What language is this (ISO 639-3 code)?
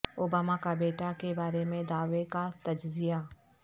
urd